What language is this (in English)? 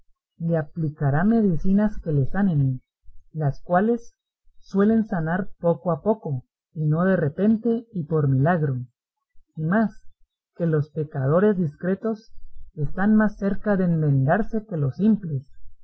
Spanish